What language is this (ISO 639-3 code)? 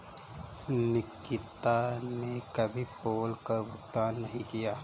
hin